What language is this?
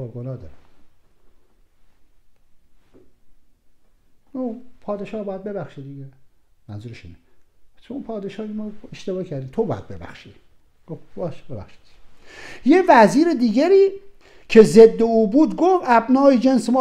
Persian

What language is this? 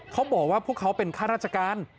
Thai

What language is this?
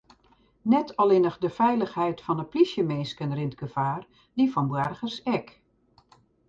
Western Frisian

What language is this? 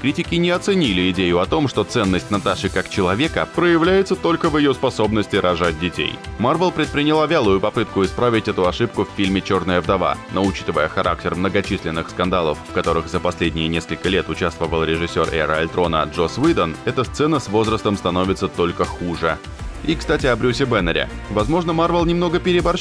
Russian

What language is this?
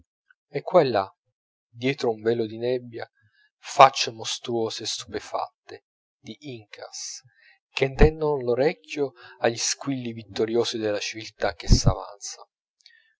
Italian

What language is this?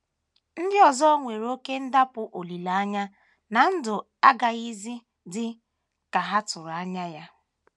Igbo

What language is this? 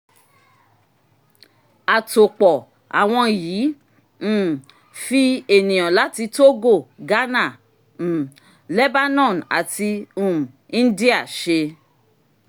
Yoruba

